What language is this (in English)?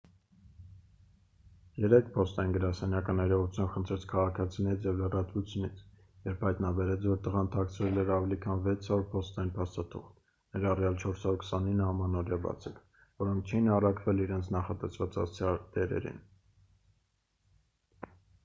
Armenian